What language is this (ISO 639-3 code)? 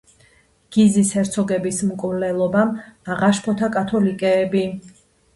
kat